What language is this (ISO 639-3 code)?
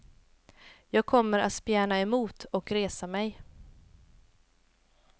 swe